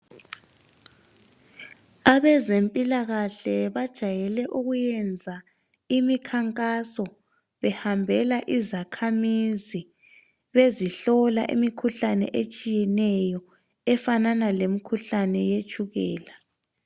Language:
North Ndebele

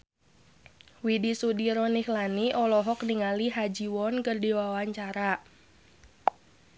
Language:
Sundanese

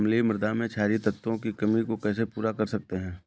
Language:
Hindi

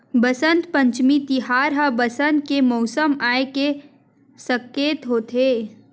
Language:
Chhattisgarhi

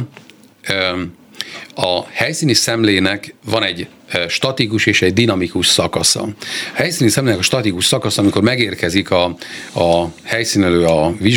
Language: Hungarian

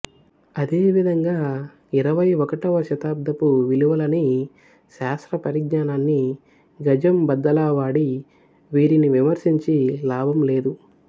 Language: Telugu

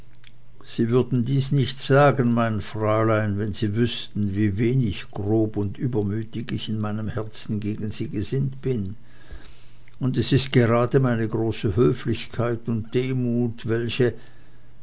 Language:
German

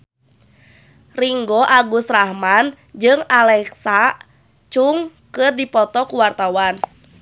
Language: Sundanese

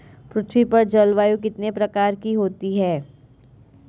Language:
Hindi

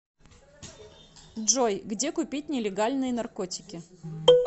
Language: Russian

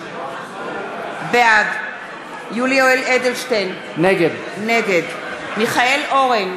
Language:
Hebrew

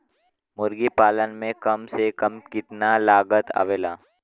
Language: Bhojpuri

